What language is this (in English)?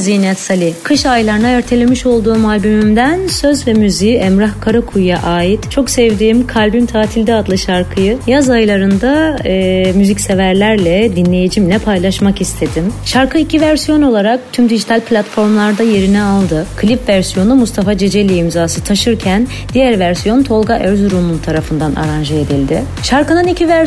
Turkish